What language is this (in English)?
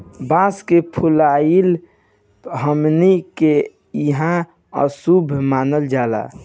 Bhojpuri